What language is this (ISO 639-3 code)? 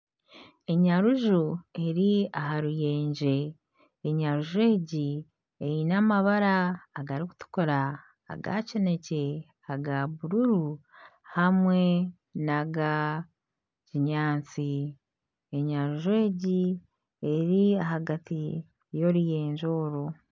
nyn